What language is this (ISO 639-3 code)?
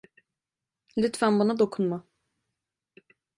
tur